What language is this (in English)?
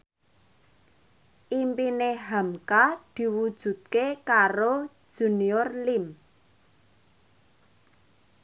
Javanese